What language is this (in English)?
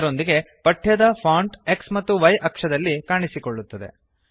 Kannada